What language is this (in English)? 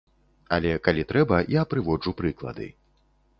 Belarusian